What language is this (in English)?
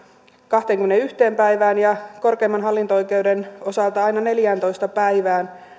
Finnish